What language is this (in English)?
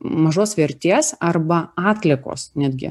Lithuanian